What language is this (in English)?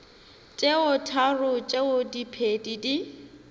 Northern Sotho